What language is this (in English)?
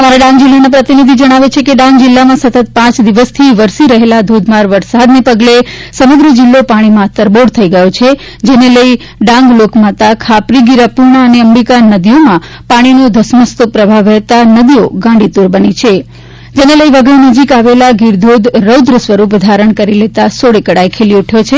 Gujarati